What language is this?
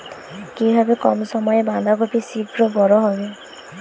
Bangla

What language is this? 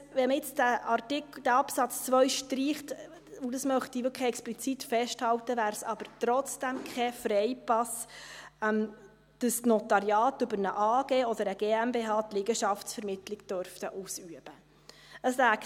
Swiss German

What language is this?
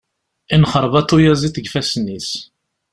Kabyle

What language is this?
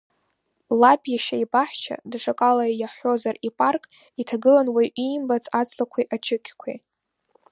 Abkhazian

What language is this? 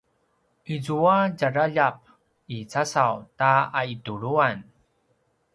Paiwan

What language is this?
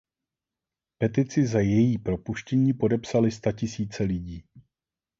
Czech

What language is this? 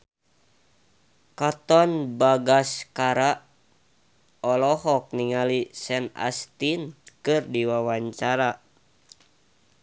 Sundanese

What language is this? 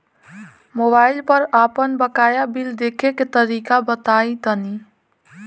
Bhojpuri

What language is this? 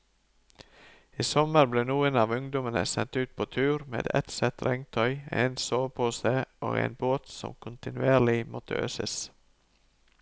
Norwegian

